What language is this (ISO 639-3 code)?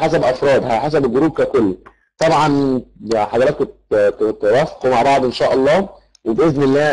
ara